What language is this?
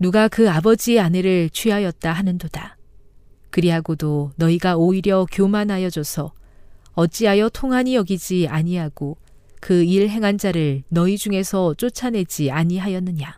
Korean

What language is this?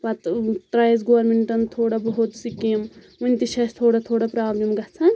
Kashmiri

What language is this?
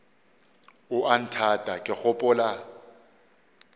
Northern Sotho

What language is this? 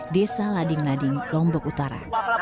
Indonesian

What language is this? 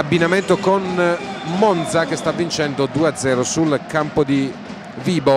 Italian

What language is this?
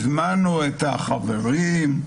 Hebrew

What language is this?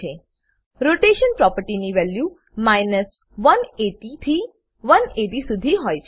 Gujarati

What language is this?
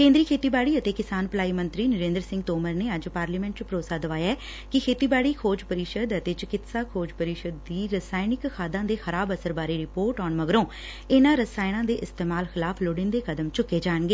Punjabi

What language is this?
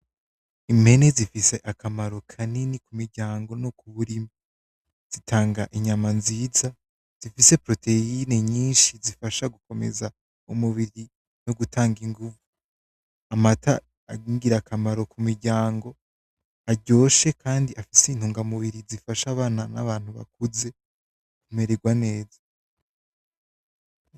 Rundi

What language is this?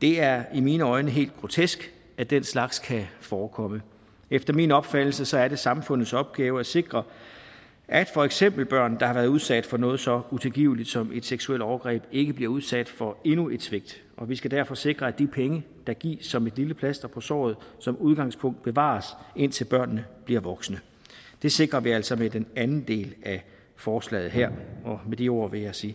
Danish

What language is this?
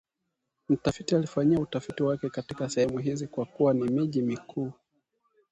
Swahili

